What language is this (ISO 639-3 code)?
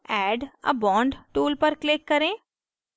hin